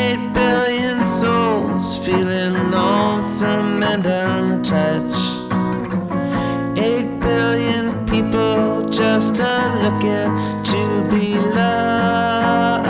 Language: English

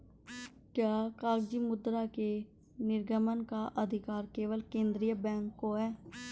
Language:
Hindi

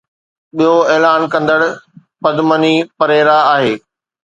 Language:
Sindhi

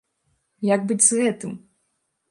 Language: Belarusian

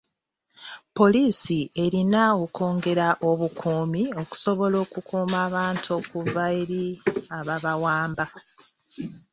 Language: Ganda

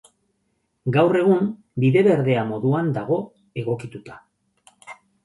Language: Basque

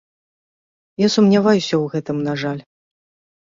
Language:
Belarusian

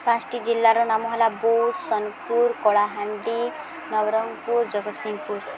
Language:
Odia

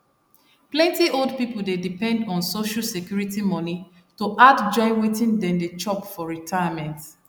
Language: Nigerian Pidgin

